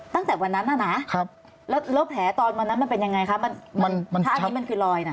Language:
Thai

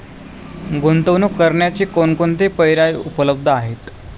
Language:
Marathi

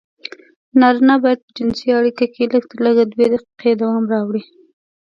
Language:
Pashto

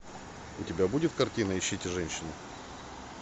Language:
Russian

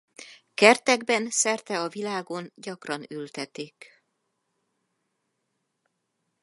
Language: Hungarian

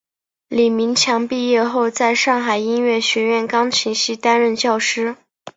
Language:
Chinese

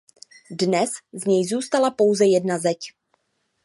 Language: Czech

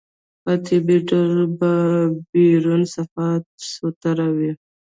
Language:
Pashto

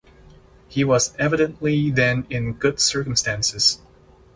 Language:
English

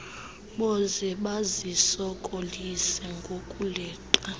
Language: Xhosa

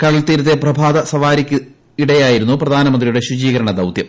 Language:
Malayalam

